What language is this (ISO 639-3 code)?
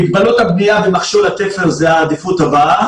heb